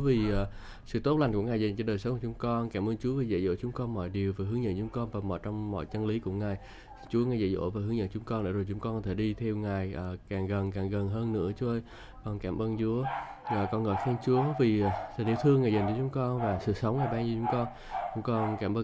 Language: Vietnamese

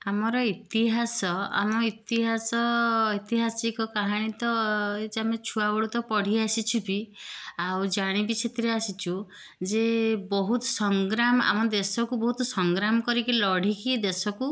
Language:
Odia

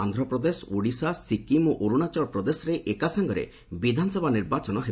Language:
Odia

